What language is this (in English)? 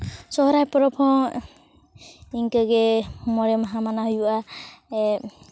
Santali